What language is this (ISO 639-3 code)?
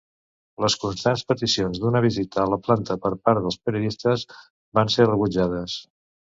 cat